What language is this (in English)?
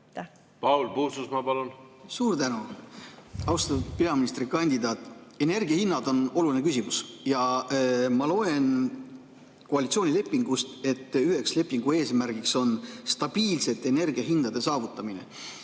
Estonian